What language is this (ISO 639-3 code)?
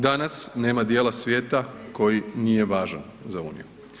hrv